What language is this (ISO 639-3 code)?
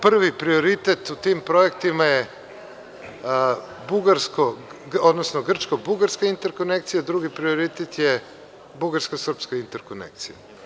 srp